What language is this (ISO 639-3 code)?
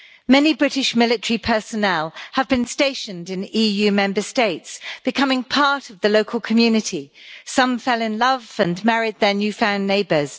eng